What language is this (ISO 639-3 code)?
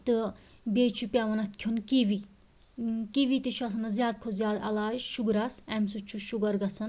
kas